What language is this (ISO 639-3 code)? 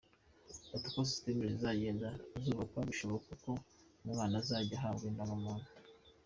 kin